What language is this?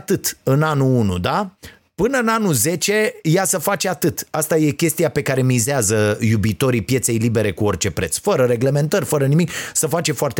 Romanian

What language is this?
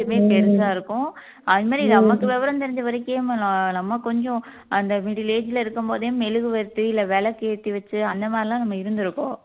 Tamil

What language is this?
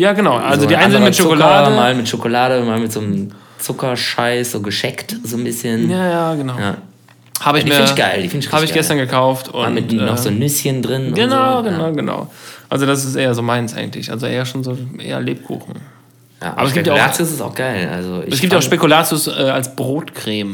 German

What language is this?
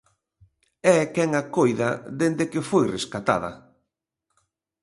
Galician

